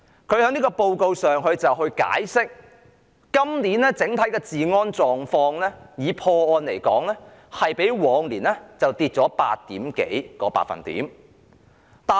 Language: Cantonese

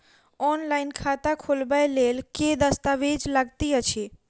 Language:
Maithili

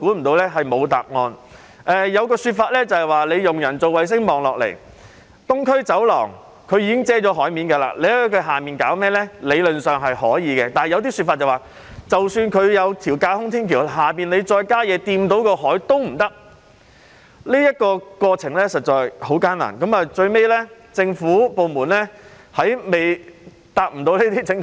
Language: Cantonese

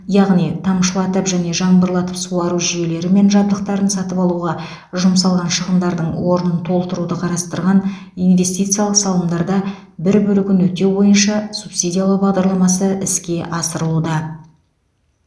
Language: Kazakh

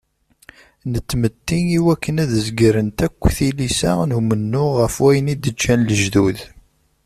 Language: Kabyle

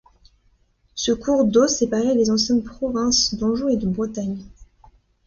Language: French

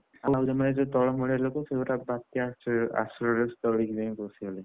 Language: Odia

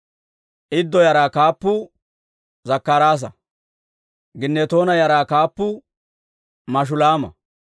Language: Dawro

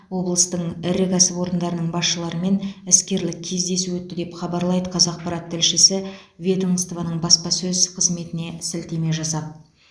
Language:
Kazakh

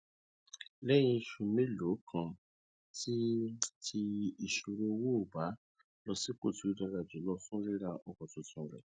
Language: Yoruba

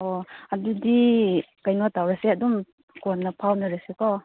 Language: Manipuri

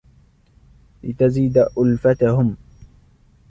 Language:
Arabic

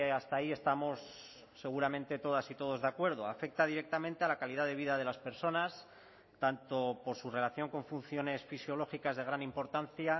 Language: Spanish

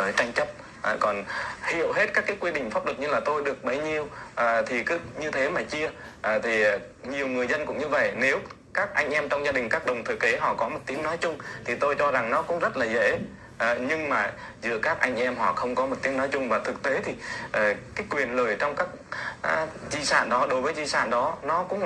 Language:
Vietnamese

